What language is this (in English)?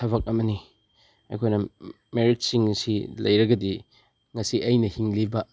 Manipuri